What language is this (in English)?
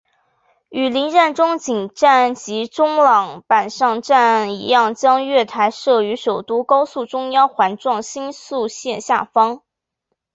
Chinese